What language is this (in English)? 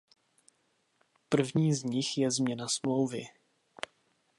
Czech